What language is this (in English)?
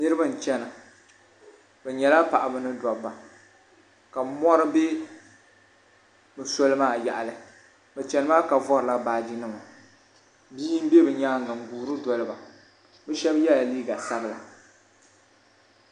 Dagbani